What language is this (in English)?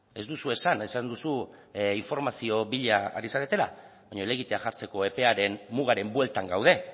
Basque